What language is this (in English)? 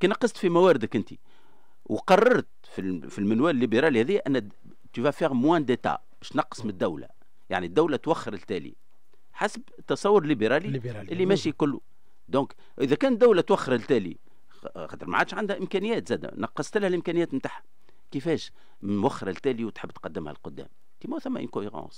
Arabic